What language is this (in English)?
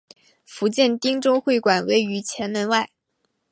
Chinese